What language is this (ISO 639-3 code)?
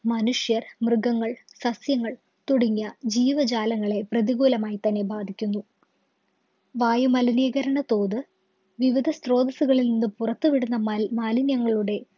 mal